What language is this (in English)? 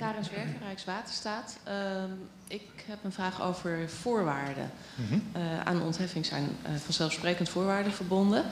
Dutch